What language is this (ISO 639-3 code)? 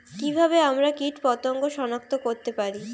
ben